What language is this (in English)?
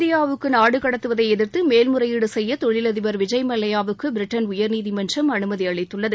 Tamil